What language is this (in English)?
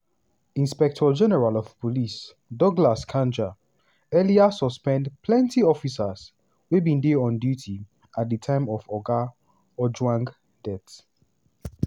Nigerian Pidgin